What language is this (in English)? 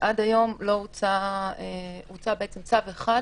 Hebrew